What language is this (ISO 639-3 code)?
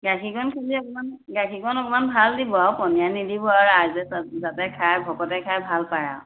asm